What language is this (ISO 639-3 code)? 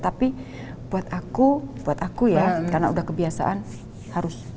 ind